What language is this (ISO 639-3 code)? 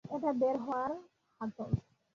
ben